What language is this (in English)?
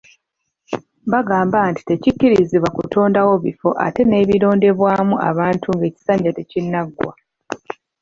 Ganda